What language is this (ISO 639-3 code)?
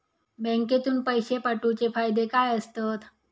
mar